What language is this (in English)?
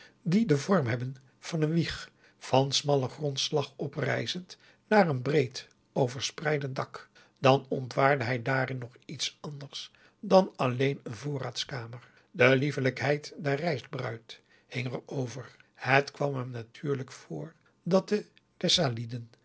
Dutch